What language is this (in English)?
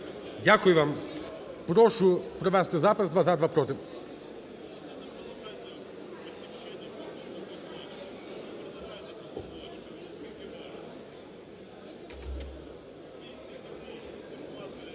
Ukrainian